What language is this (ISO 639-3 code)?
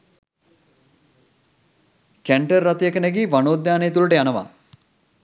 sin